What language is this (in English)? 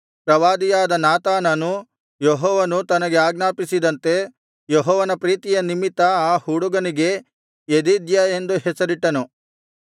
Kannada